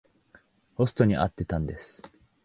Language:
Japanese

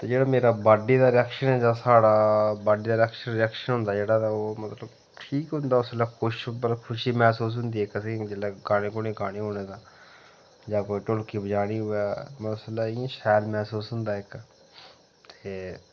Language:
Dogri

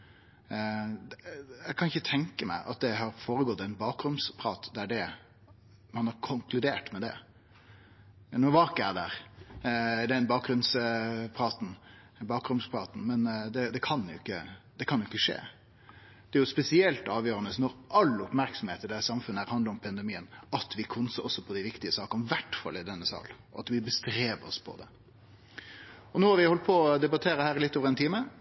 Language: Norwegian Nynorsk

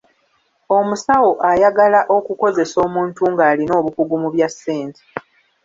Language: Ganda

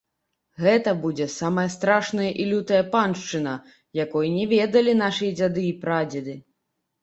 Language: Belarusian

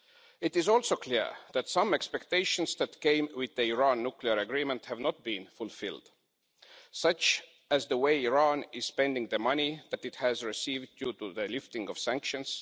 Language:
English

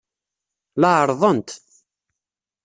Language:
Kabyle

